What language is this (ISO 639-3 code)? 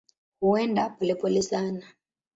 swa